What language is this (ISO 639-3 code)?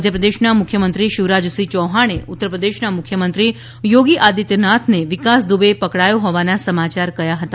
guj